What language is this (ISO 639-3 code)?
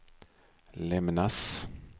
swe